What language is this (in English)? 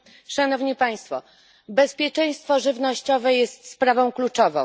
Polish